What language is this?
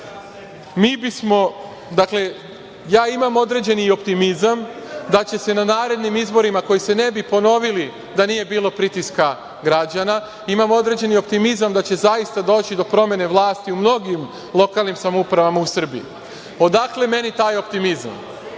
Serbian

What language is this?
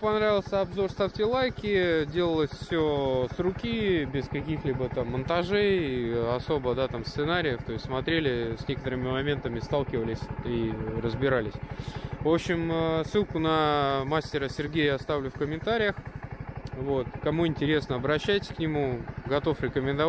Russian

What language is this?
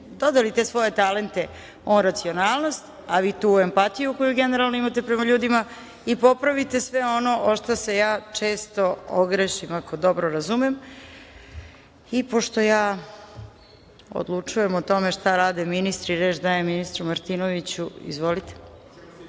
Serbian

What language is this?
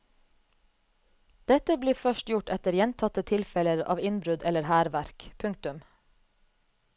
Norwegian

